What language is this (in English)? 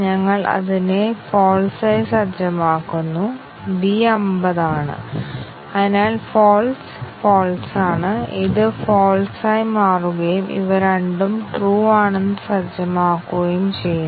Malayalam